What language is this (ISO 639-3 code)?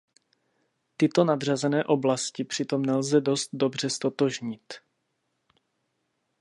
ces